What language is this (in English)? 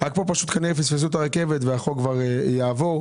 Hebrew